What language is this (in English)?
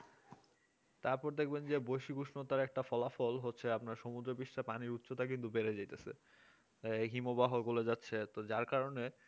Bangla